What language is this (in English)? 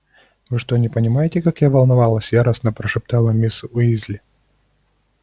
Russian